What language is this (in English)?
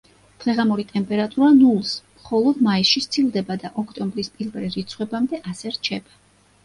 Georgian